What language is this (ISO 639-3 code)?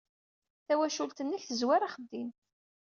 kab